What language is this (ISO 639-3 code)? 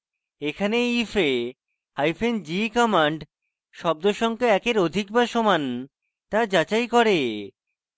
ben